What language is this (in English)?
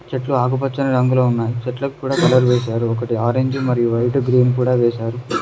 Telugu